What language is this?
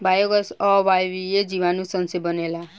Bhojpuri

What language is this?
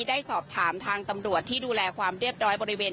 Thai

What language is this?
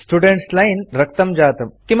Sanskrit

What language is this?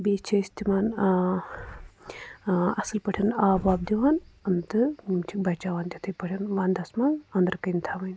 Kashmiri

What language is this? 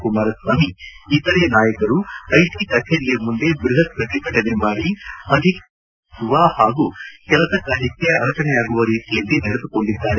Kannada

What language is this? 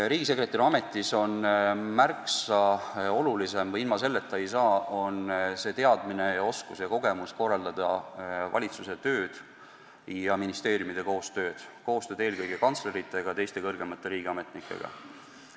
Estonian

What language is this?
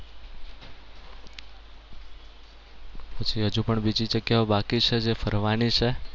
Gujarati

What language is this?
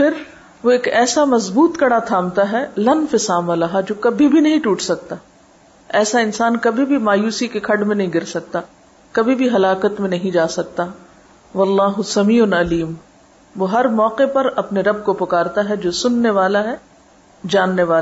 Urdu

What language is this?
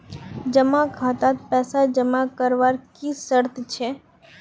Magahi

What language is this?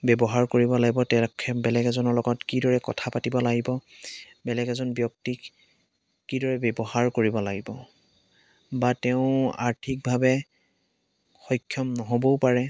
Assamese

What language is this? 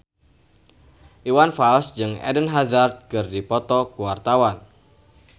Sundanese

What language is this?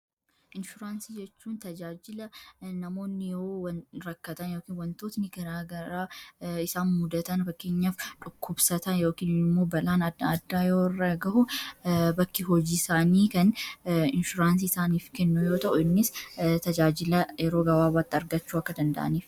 Oromo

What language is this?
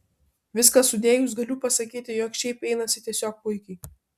Lithuanian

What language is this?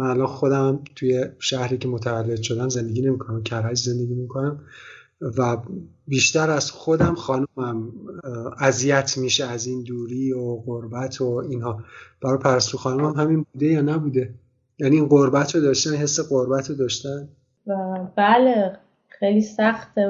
Persian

